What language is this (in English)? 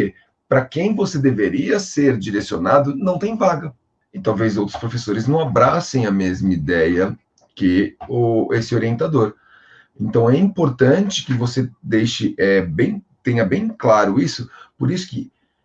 Portuguese